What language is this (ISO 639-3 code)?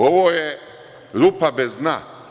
srp